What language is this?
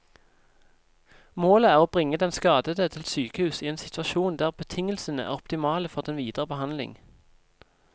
Norwegian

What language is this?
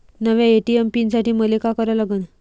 Marathi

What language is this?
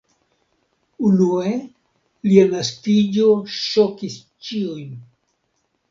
Esperanto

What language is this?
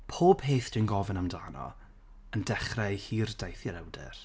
Welsh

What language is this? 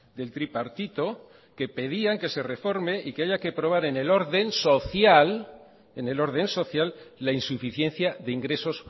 Spanish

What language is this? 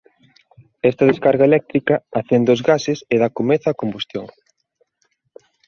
Galician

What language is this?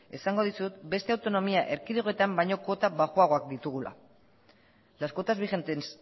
Basque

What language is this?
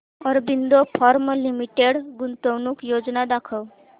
Marathi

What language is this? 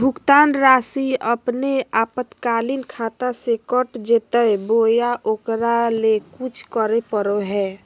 Magahi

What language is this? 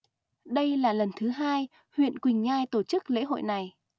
Vietnamese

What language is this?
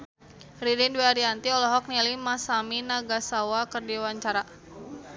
Sundanese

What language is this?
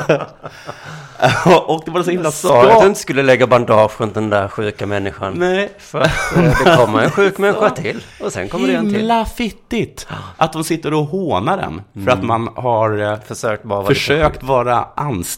Swedish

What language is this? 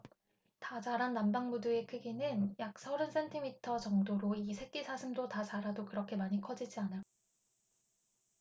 Korean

